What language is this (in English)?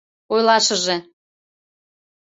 Mari